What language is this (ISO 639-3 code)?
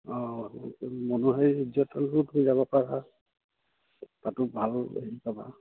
asm